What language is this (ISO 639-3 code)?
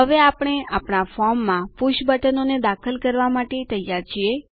guj